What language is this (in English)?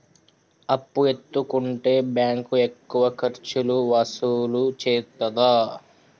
Telugu